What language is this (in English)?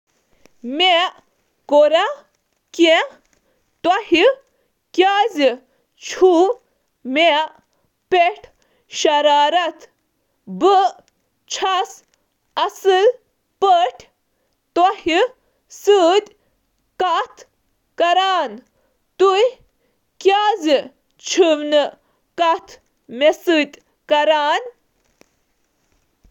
Kashmiri